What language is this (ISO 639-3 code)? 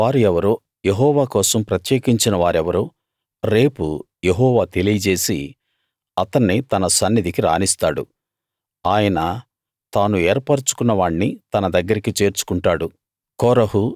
tel